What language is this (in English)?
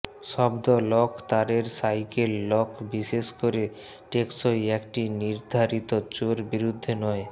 Bangla